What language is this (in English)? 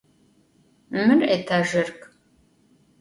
Adyghe